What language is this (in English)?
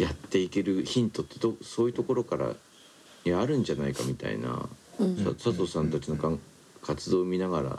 Japanese